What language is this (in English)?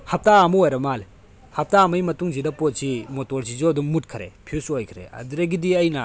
Manipuri